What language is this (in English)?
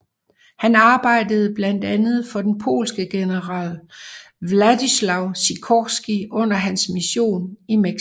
Danish